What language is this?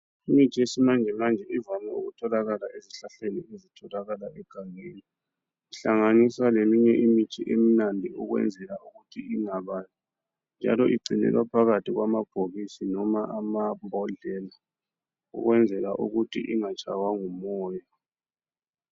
North Ndebele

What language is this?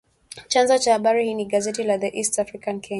Swahili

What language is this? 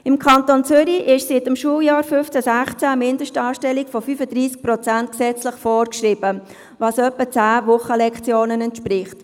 Swiss German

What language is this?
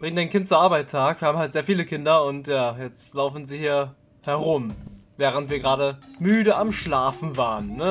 German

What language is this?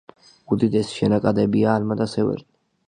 Georgian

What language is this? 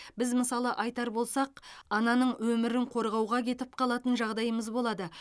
Kazakh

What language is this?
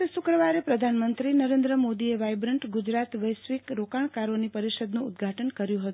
Gujarati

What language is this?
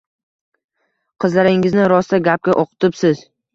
Uzbek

